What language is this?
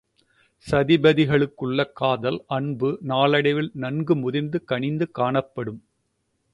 Tamil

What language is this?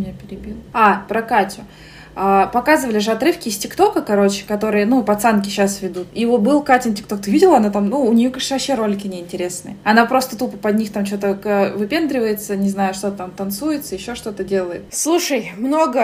Russian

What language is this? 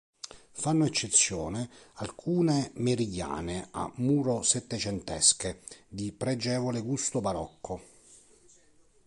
Italian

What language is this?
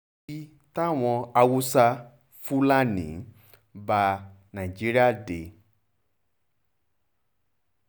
Yoruba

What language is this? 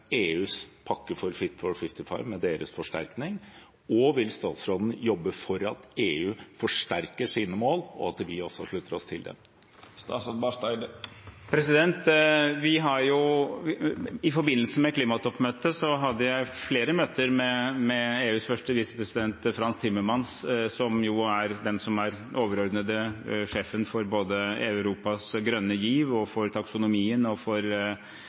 Norwegian Bokmål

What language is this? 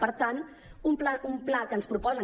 Catalan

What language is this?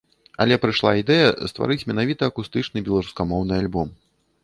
Belarusian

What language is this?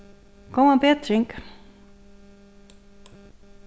Faroese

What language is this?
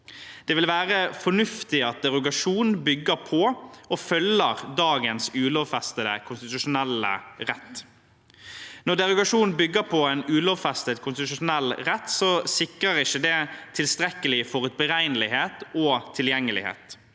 Norwegian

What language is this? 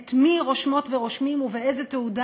Hebrew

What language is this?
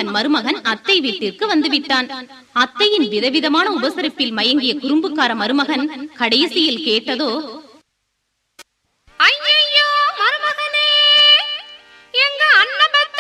Tamil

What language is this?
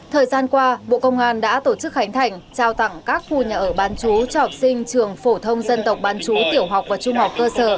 Vietnamese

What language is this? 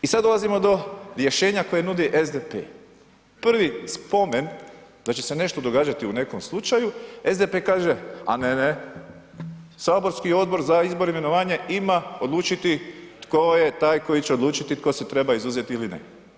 Croatian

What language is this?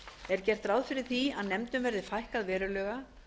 Icelandic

